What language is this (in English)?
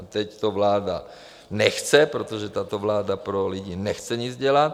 Czech